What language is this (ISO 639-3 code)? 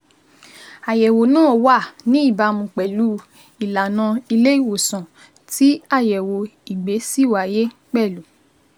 yor